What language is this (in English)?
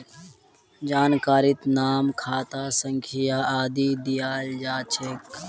Magahi